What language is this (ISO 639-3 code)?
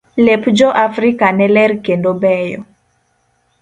luo